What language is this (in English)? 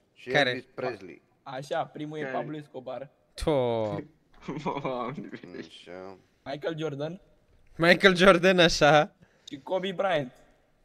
Romanian